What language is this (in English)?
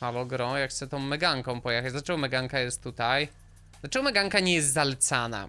Polish